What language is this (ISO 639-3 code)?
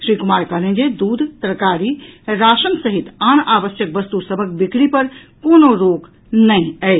mai